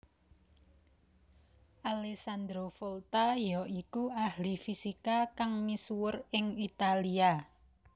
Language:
Javanese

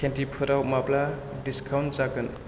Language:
Bodo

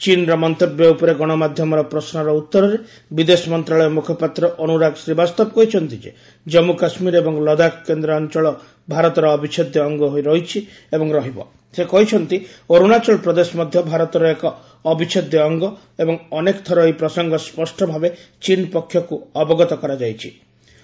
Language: Odia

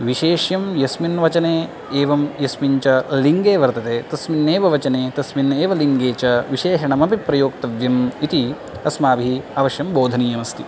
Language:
Sanskrit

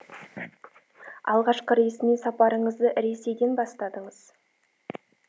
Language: Kazakh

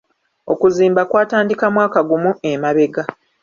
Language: Ganda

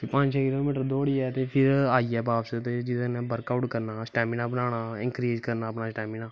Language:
Dogri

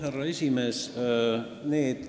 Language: Estonian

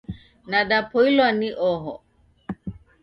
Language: Taita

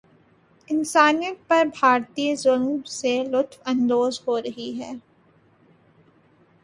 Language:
Urdu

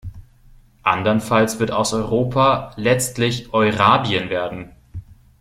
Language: German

